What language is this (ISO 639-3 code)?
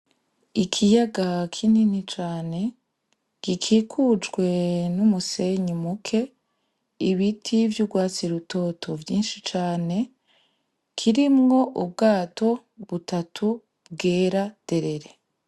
run